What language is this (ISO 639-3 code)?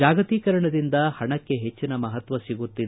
kan